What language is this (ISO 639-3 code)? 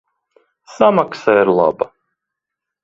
lav